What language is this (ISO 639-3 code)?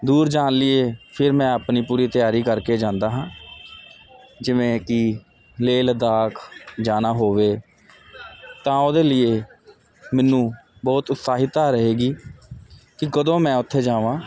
pan